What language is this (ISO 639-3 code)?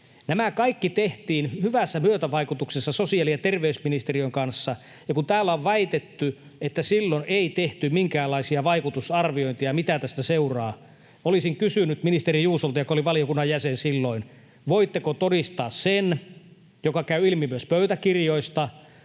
fin